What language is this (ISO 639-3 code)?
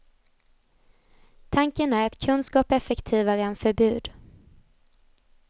swe